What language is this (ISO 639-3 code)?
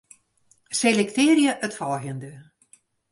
fry